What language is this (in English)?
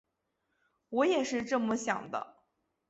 Chinese